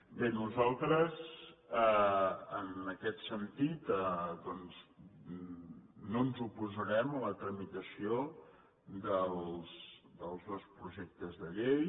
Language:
Catalan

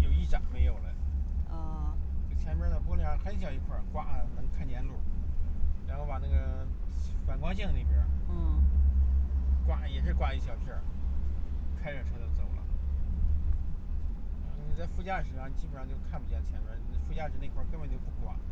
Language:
Chinese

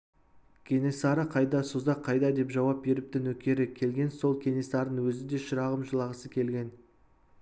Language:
Kazakh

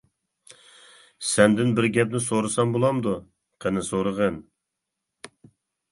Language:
Uyghur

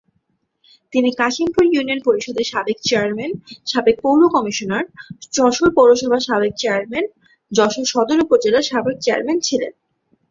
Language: Bangla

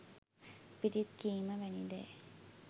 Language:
Sinhala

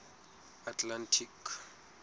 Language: Southern Sotho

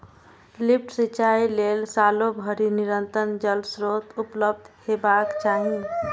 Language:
Maithili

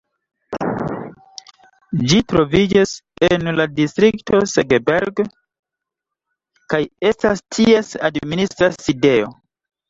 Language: Esperanto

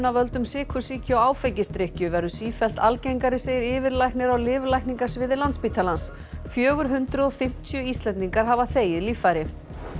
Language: Icelandic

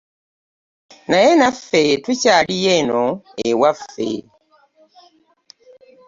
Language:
Ganda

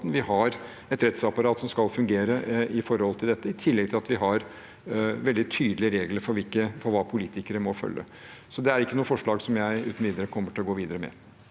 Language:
Norwegian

